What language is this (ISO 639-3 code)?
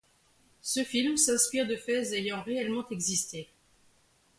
fra